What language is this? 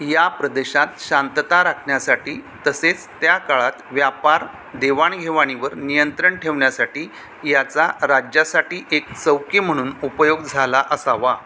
Marathi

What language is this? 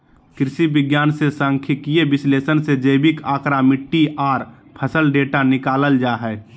Magahi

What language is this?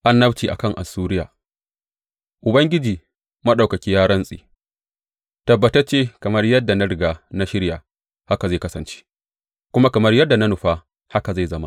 Hausa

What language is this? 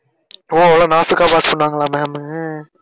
Tamil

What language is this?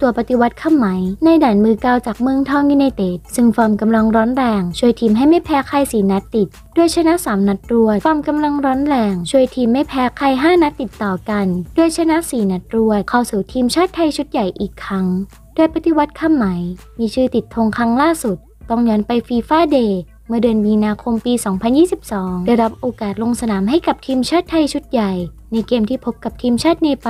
Thai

